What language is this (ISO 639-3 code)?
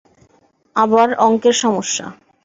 ben